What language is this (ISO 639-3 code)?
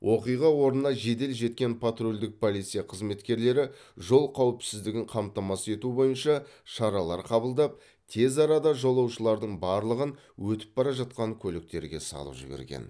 kaz